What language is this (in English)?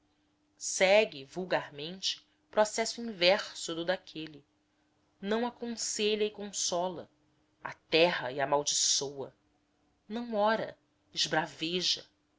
Portuguese